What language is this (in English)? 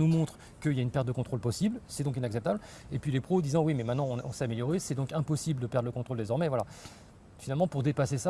French